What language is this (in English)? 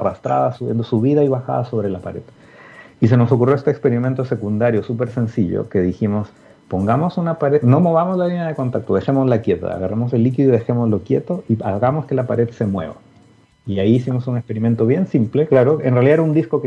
Spanish